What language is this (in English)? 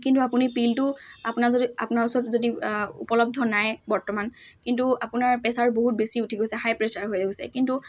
Assamese